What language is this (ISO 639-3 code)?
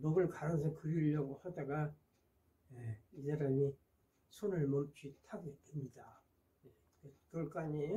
kor